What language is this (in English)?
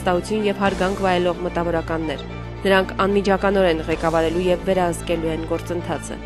Romanian